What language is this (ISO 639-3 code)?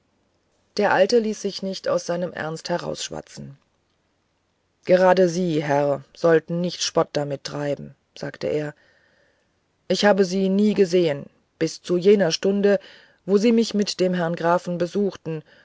deu